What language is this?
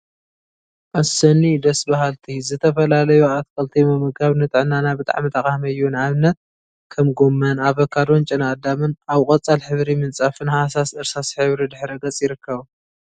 Tigrinya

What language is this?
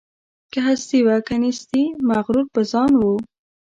Pashto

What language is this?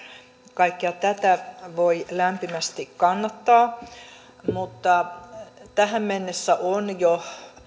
Finnish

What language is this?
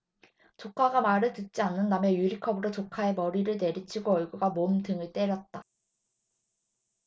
Korean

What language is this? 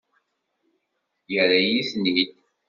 Kabyle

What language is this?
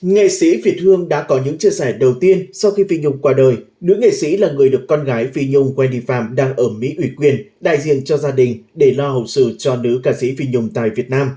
Vietnamese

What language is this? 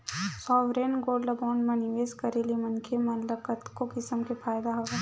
Chhattisgarhi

